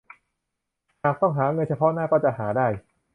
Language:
Thai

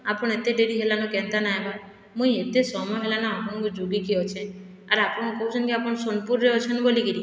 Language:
Odia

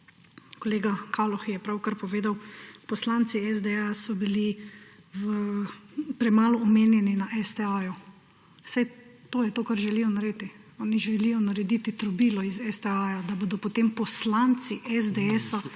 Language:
Slovenian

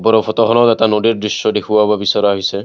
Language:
Assamese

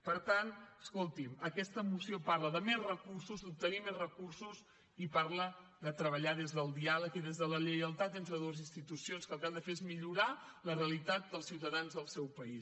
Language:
Catalan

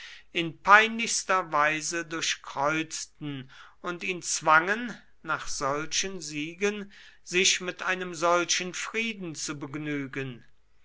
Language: German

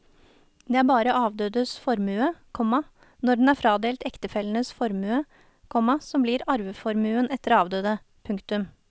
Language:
Norwegian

